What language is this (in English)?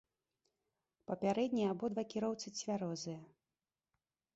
Belarusian